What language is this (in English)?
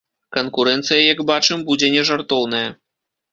Belarusian